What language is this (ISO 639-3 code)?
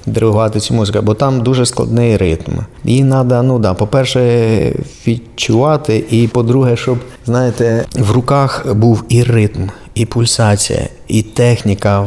ukr